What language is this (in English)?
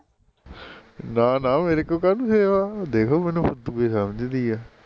Punjabi